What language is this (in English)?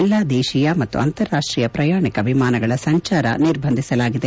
Kannada